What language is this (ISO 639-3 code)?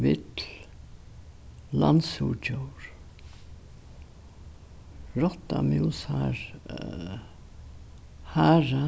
fao